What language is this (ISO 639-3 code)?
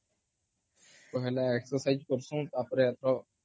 ori